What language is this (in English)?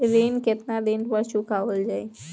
Bhojpuri